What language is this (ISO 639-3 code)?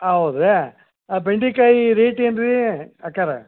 kan